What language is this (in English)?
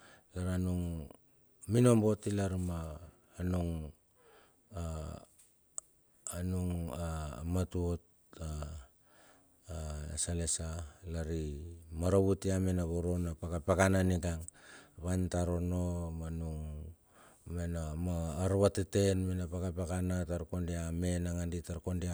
Bilur